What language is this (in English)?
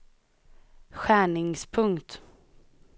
Swedish